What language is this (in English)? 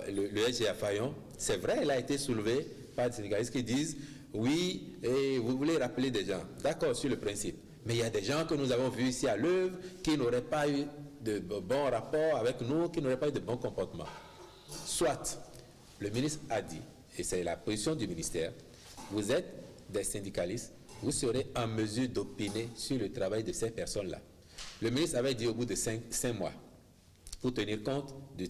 French